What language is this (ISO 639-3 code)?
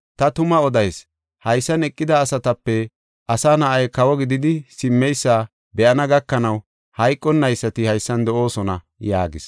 gof